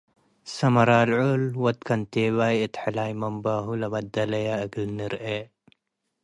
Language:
Tigre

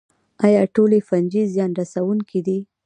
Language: Pashto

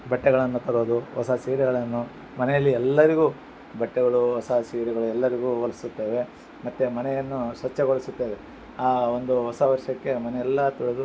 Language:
Kannada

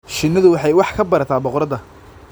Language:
Somali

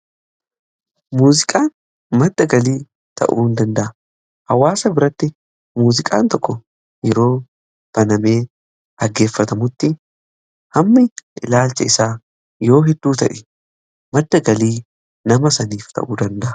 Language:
Oromo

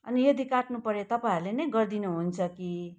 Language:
Nepali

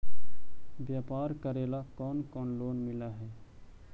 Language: Magahi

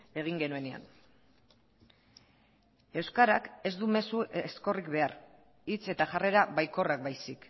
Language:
Basque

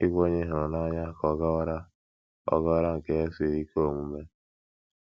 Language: Igbo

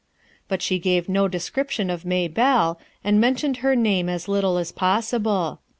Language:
English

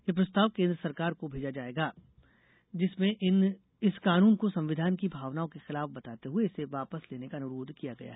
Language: Hindi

